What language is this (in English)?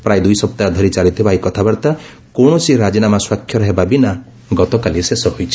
Odia